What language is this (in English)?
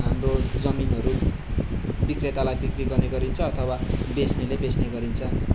Nepali